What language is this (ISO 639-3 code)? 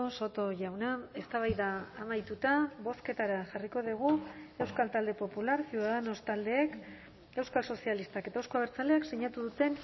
eus